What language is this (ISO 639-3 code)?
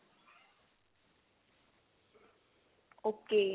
pan